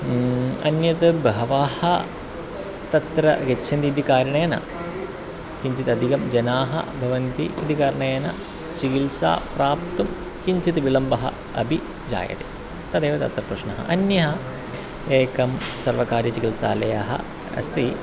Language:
Sanskrit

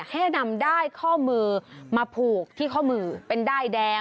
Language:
Thai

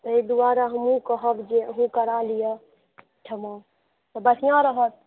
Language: Maithili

